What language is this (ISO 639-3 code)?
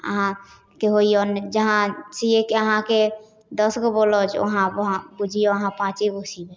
mai